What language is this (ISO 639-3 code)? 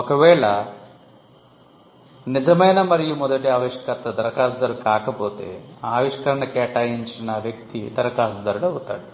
tel